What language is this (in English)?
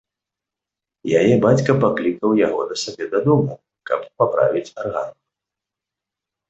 Belarusian